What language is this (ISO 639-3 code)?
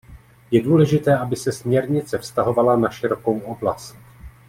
ces